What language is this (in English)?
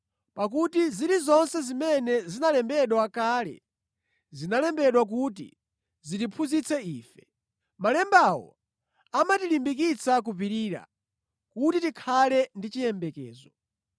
Nyanja